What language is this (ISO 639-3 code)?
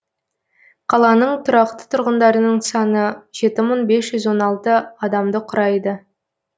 kaz